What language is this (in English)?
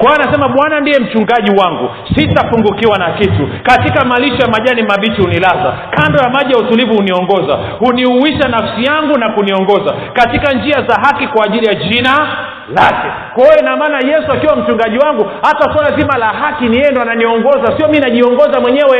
Swahili